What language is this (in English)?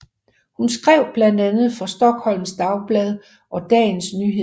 Danish